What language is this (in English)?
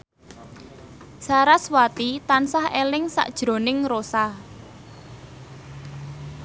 Javanese